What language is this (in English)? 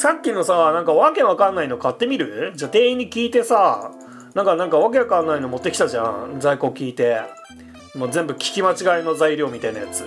Japanese